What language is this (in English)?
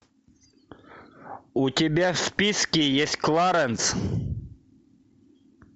Russian